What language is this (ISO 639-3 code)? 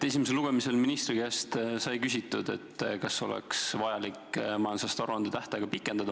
est